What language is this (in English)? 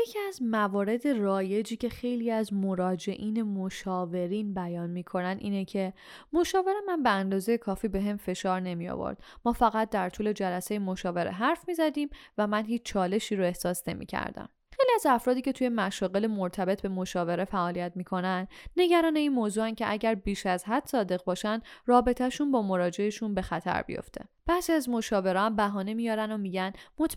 Persian